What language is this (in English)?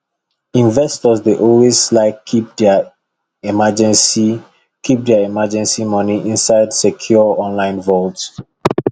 Nigerian Pidgin